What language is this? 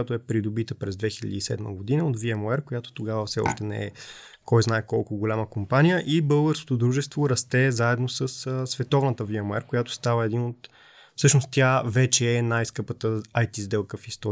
Bulgarian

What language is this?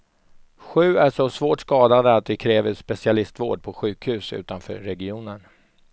Swedish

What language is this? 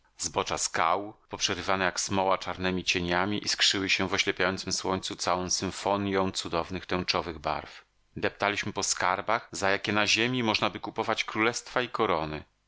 Polish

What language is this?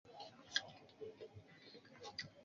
Swahili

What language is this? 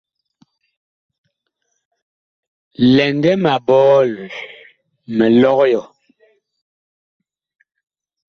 Bakoko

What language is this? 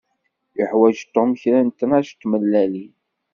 Kabyle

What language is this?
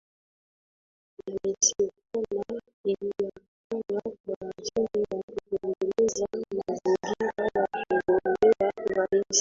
Swahili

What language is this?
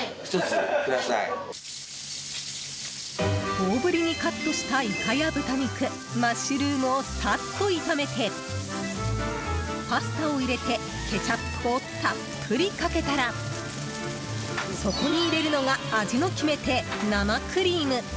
Japanese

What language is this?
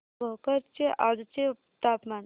Marathi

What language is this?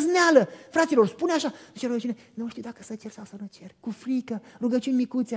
Romanian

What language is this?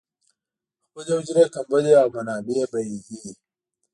Pashto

